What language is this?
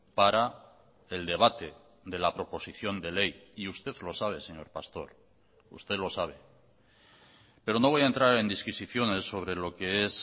Spanish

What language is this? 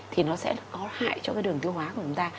Vietnamese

